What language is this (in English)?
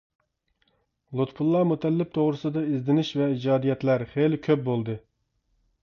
Uyghur